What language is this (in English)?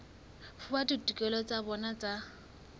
Southern Sotho